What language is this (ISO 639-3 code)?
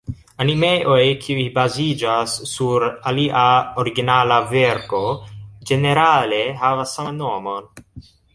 epo